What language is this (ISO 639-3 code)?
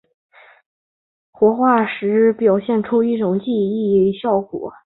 zho